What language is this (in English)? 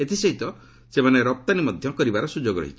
Odia